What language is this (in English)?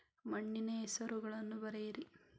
Kannada